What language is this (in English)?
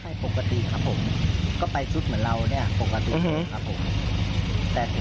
Thai